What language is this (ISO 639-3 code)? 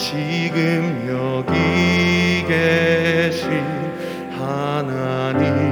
kor